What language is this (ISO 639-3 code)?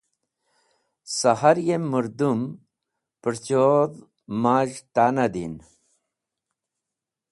wbl